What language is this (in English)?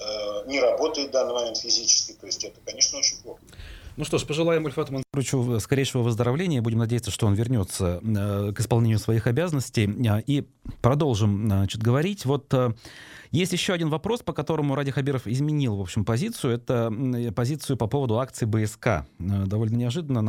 Russian